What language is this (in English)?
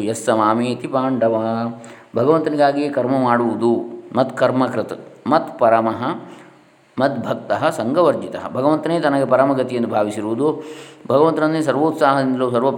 Kannada